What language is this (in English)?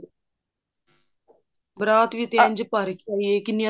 Punjabi